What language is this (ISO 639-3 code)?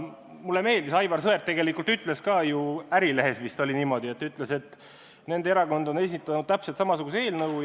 est